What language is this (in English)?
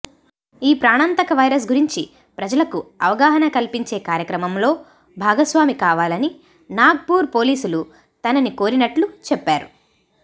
Telugu